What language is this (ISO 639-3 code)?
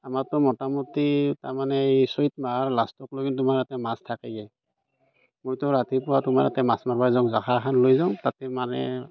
asm